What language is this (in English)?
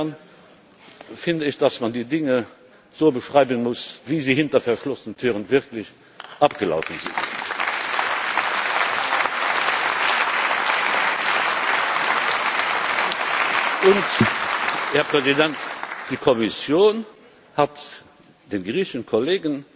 German